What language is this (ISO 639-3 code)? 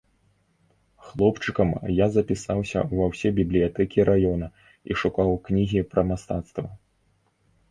bel